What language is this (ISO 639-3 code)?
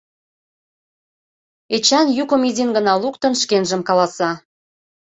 chm